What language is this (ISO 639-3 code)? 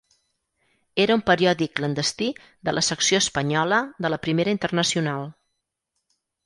cat